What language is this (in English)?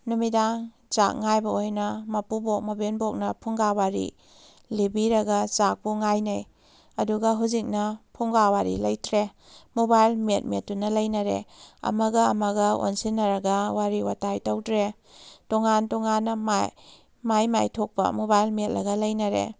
Manipuri